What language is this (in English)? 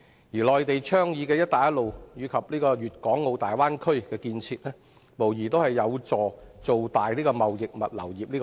Cantonese